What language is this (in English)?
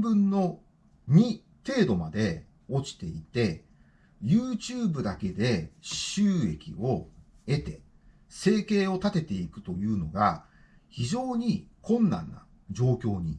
Japanese